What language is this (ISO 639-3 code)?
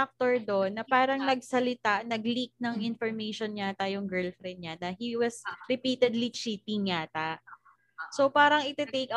fil